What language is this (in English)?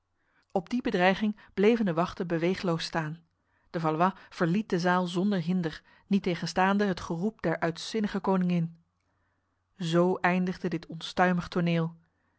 Dutch